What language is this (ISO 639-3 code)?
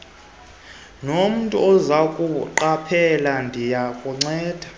xho